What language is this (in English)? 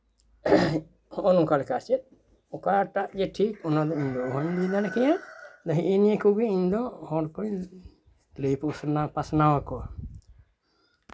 Santali